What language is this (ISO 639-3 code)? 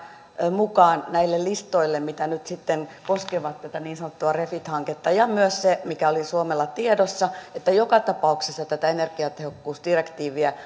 fin